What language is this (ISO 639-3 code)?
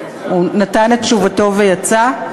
heb